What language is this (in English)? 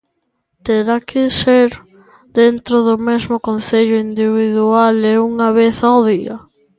Galician